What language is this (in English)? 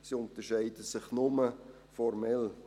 Swiss German